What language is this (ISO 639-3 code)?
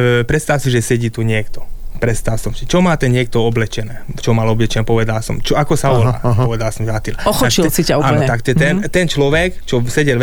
slk